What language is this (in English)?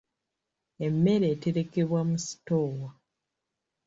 Ganda